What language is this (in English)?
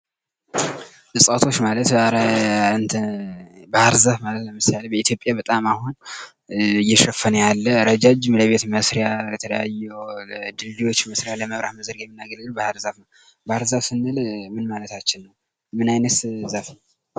Amharic